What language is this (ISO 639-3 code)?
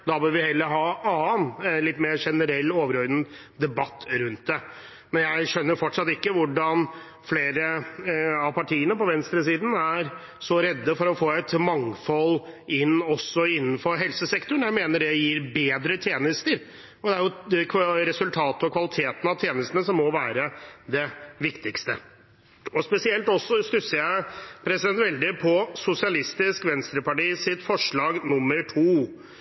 nob